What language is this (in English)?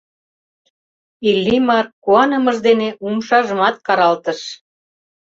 Mari